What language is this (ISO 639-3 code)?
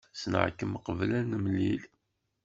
kab